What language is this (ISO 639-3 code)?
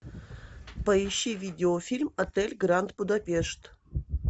rus